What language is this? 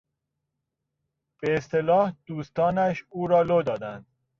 Persian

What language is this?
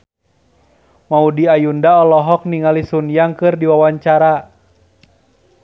Sundanese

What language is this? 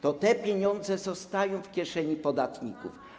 Polish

